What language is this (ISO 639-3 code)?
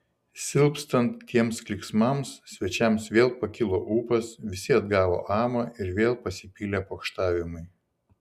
lit